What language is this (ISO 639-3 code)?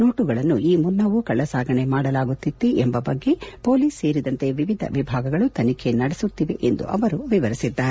kan